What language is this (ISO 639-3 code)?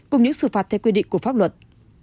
vie